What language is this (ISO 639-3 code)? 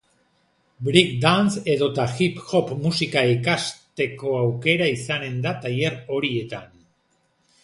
eus